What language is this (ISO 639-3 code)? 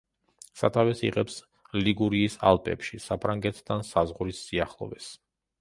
kat